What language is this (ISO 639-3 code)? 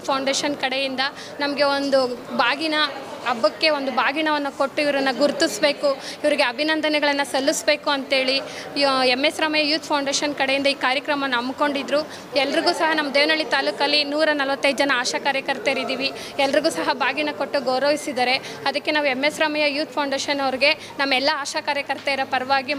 ara